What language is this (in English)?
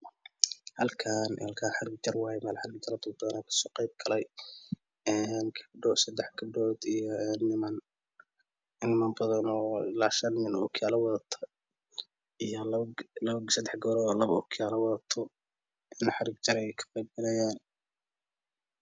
Somali